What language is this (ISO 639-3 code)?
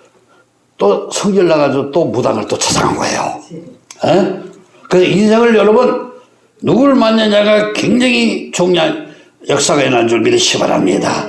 kor